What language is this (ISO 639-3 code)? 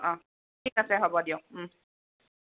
asm